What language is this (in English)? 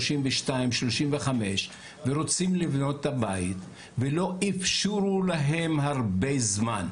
Hebrew